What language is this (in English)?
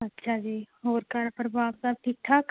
Punjabi